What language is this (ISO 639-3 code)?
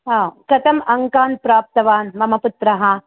san